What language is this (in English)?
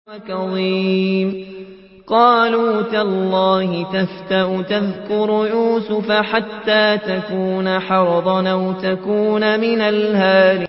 Arabic